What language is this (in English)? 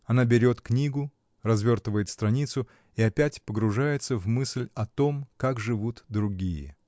Russian